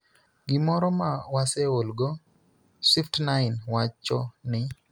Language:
Luo (Kenya and Tanzania)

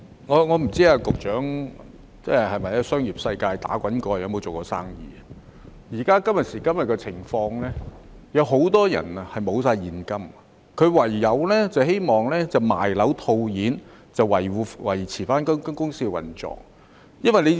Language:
Cantonese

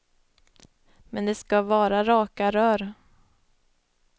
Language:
Swedish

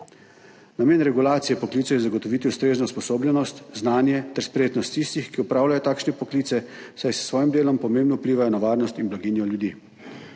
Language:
Slovenian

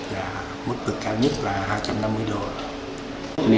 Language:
Vietnamese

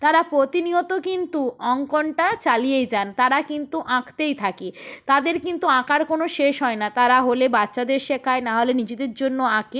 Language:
Bangla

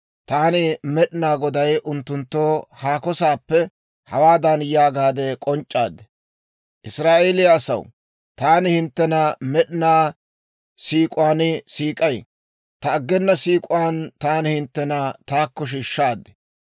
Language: Dawro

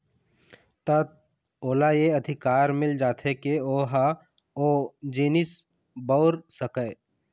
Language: Chhattisgarhi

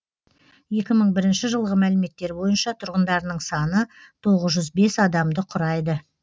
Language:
Kazakh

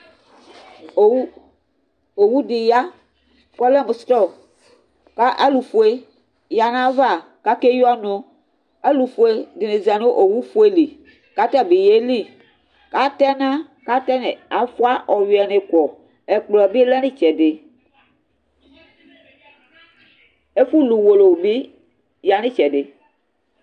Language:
Ikposo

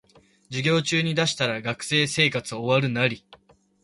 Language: Japanese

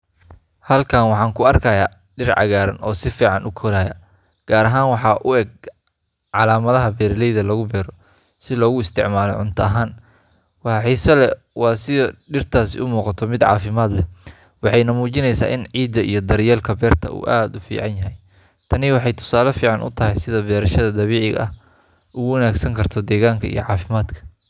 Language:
Somali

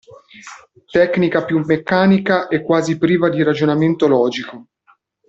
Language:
Italian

